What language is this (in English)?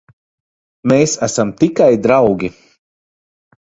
Latvian